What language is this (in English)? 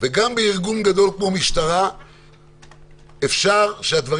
Hebrew